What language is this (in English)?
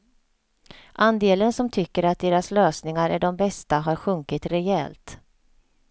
Swedish